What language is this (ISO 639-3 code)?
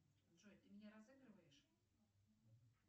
rus